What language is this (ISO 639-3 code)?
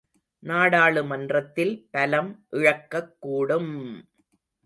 tam